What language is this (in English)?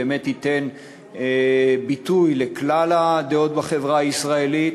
Hebrew